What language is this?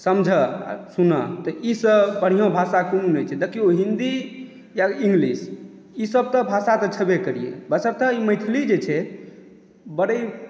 Maithili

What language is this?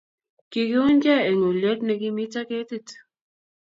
Kalenjin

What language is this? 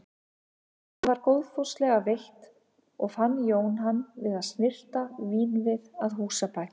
Icelandic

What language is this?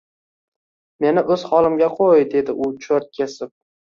Uzbek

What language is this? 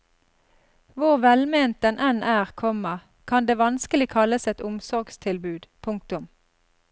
Norwegian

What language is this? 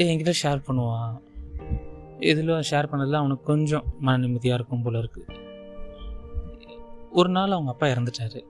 Tamil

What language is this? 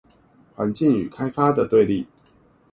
Chinese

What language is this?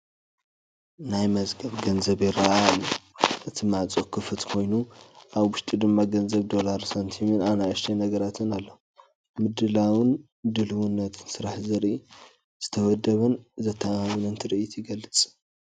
Tigrinya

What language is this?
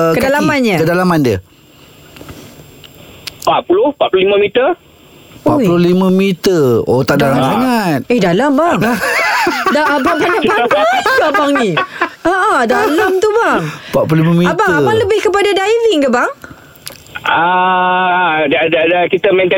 Malay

